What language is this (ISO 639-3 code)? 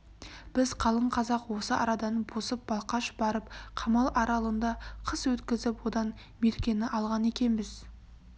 kaz